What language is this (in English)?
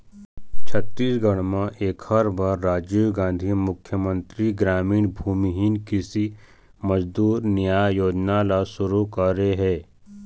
Chhattisgarhi